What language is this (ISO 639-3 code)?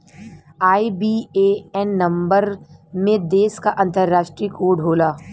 bho